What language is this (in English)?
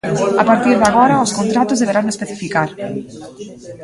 Galician